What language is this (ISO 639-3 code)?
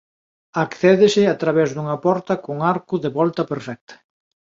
glg